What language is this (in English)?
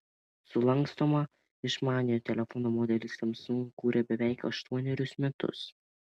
Lithuanian